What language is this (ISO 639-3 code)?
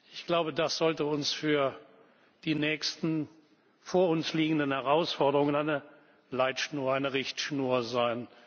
deu